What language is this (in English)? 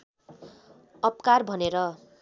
Nepali